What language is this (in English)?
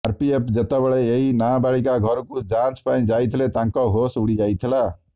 Odia